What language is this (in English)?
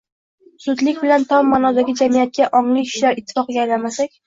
Uzbek